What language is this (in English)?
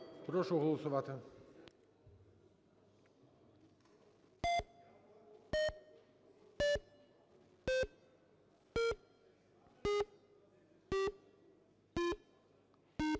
Ukrainian